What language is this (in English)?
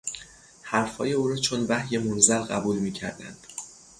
Persian